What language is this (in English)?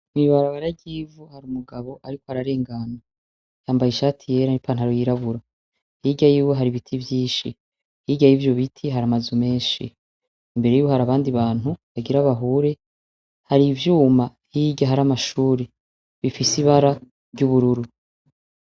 Rundi